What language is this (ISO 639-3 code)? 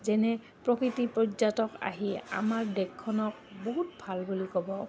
asm